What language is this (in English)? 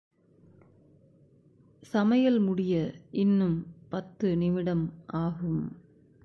Tamil